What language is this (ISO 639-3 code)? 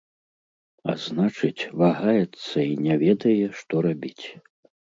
bel